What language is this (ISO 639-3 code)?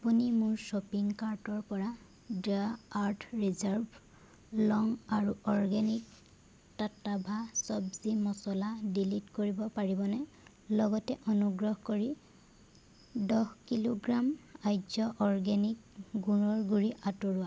asm